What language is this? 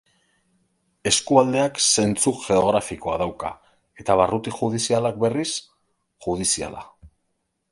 Basque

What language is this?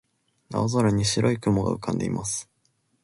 Japanese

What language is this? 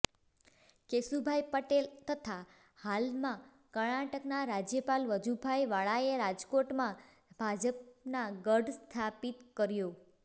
Gujarati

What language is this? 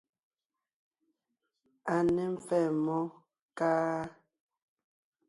Ngiemboon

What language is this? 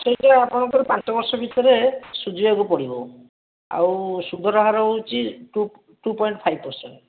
Odia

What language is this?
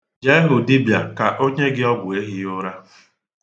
Igbo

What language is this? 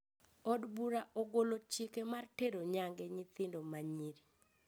Luo (Kenya and Tanzania)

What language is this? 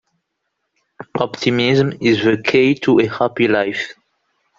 English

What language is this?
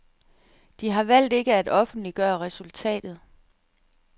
Danish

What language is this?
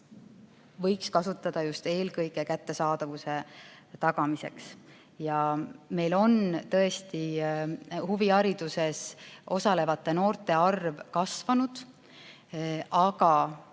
Estonian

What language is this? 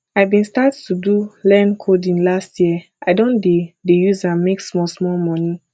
Nigerian Pidgin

